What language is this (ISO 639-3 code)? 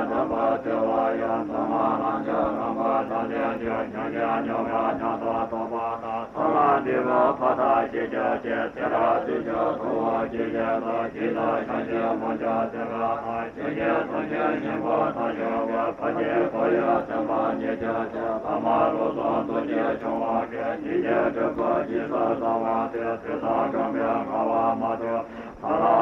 ita